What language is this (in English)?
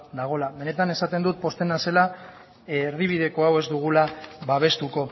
Basque